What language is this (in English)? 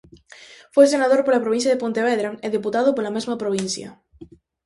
Galician